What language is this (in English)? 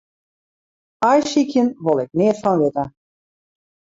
Western Frisian